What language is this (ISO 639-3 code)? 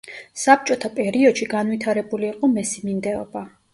kat